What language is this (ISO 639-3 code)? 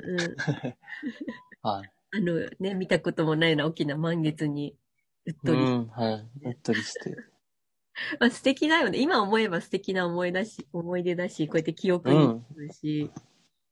jpn